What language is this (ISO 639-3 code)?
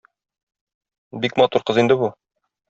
tat